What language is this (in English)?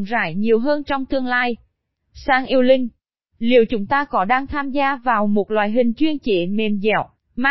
Vietnamese